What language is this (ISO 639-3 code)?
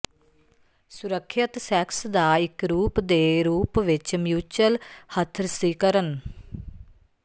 pan